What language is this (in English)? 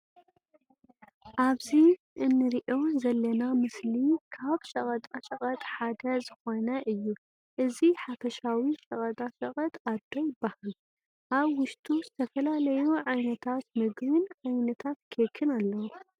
Tigrinya